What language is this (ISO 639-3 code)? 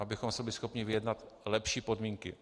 ces